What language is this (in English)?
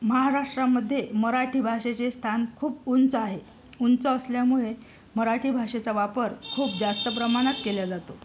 Marathi